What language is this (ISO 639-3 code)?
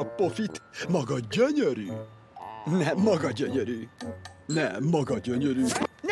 hun